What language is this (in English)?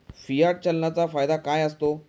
Marathi